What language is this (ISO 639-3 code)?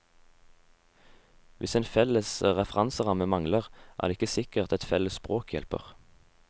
nor